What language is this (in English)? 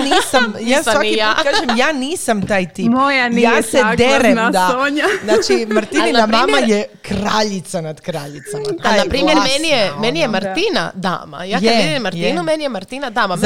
Croatian